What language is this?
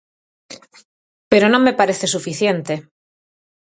Galician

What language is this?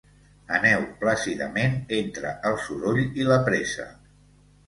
Catalan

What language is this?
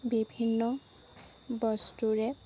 Assamese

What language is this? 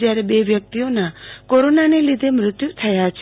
Gujarati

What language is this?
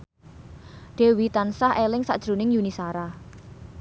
Javanese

